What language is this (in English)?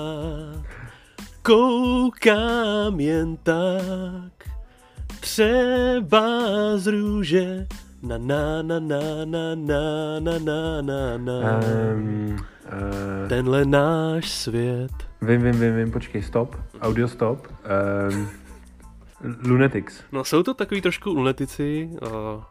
Czech